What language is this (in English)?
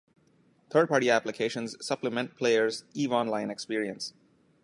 English